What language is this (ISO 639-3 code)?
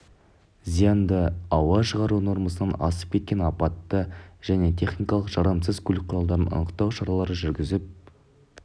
kaz